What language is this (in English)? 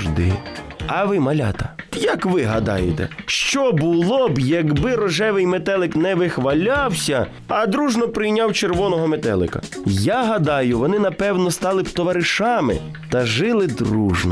Ukrainian